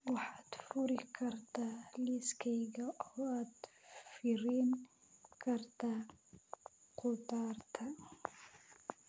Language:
Somali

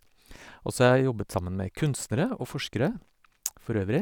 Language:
Norwegian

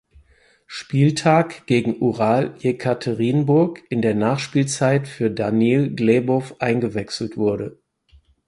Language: German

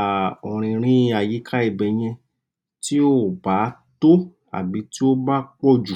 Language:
Yoruba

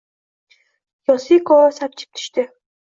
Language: Uzbek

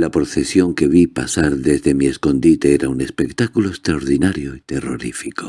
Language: Spanish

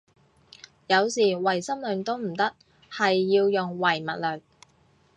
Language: Cantonese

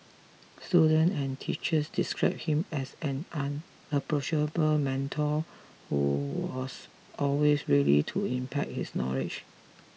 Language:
English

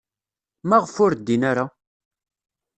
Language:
Kabyle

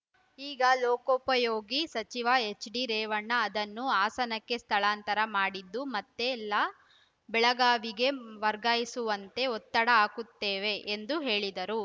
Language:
Kannada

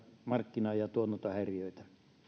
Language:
Finnish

